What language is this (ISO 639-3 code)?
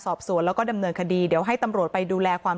tha